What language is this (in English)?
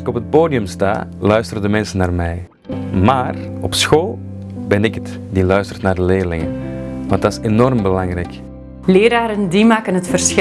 Dutch